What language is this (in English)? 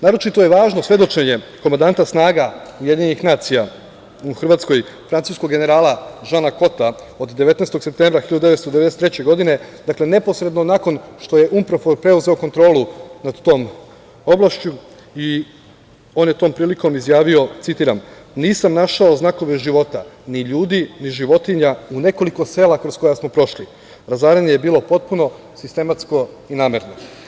Serbian